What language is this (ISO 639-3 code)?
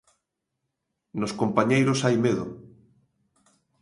glg